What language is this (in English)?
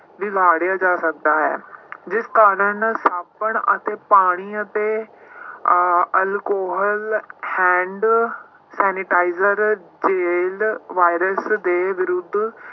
Punjabi